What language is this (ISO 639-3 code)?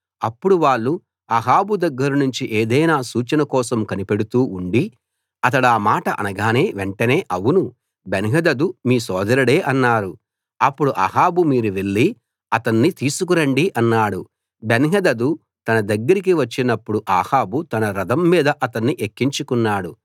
tel